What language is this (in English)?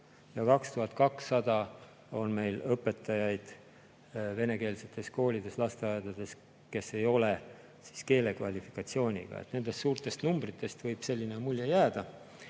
Estonian